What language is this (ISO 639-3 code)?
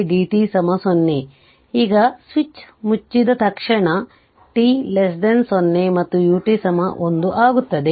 kan